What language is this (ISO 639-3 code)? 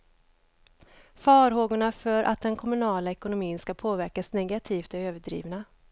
swe